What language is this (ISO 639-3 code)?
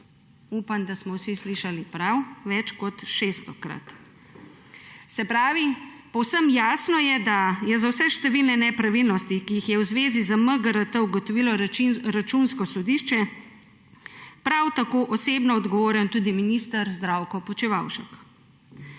slv